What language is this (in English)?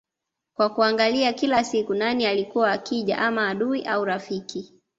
Swahili